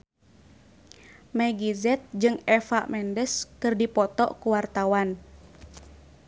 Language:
Sundanese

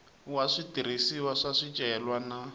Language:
Tsonga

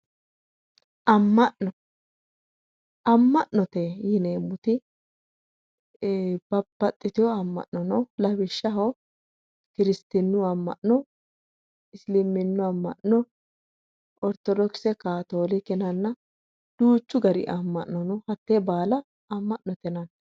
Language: Sidamo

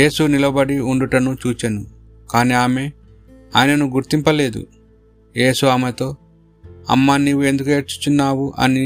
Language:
Telugu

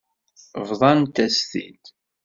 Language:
Kabyle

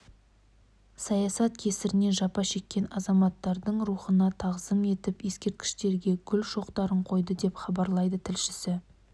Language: Kazakh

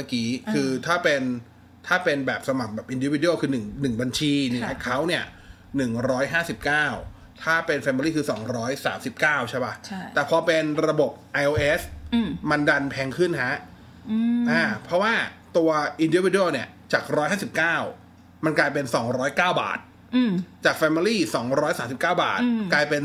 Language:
Thai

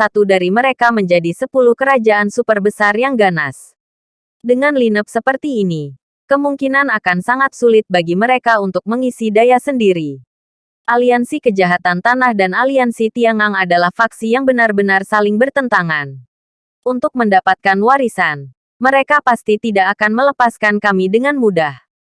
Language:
Indonesian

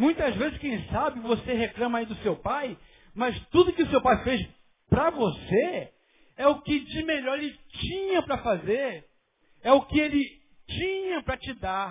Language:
Portuguese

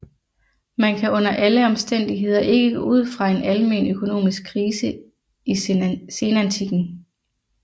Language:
Danish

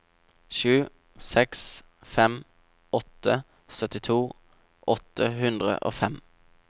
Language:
Norwegian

